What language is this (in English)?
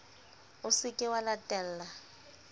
Southern Sotho